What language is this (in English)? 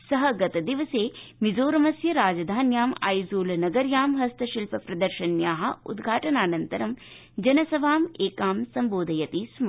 Sanskrit